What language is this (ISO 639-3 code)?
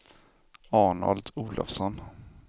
swe